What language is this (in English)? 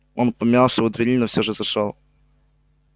Russian